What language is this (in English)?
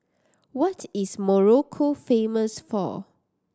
English